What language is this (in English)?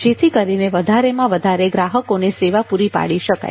Gujarati